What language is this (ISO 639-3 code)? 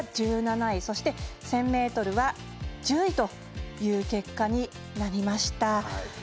jpn